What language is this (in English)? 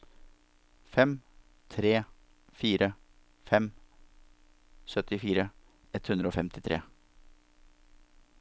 Norwegian